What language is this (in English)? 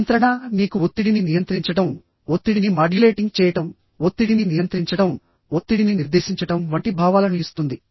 Telugu